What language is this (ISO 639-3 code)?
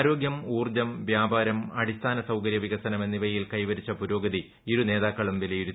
mal